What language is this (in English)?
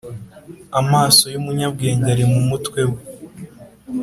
Kinyarwanda